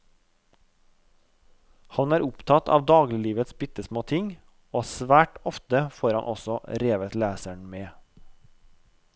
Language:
Norwegian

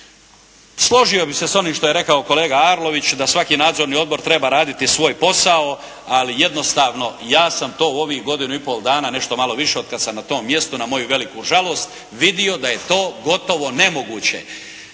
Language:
Croatian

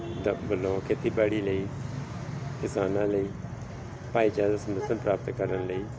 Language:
Punjabi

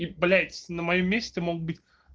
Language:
Russian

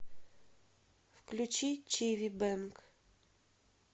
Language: Russian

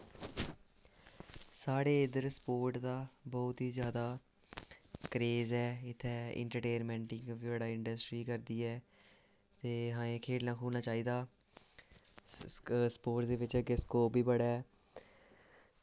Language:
Dogri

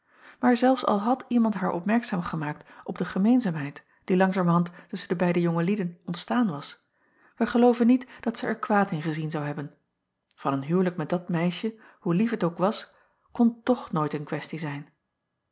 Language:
Dutch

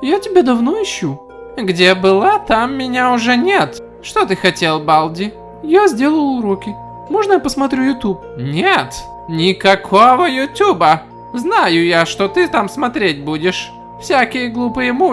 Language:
Russian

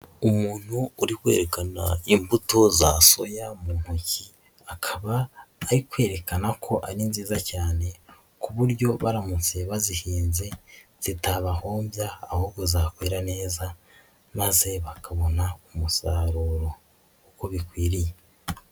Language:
Kinyarwanda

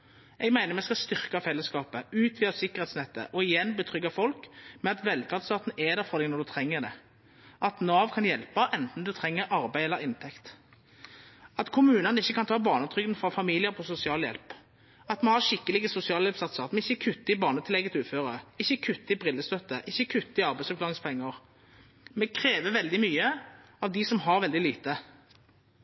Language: Norwegian Nynorsk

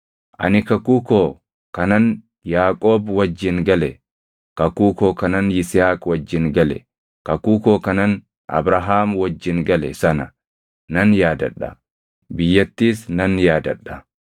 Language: Oromo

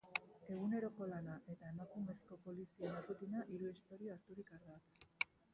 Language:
Basque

